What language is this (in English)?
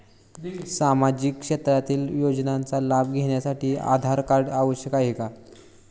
Marathi